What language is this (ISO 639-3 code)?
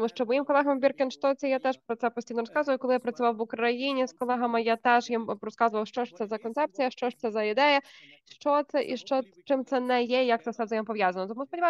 ukr